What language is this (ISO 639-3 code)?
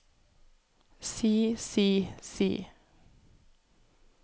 nor